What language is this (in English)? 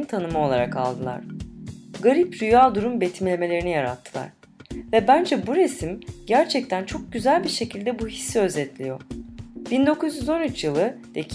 Turkish